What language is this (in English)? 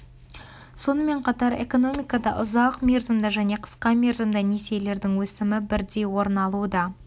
Kazakh